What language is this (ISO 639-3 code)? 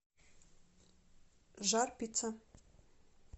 rus